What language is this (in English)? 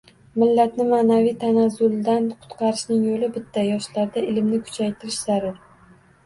Uzbek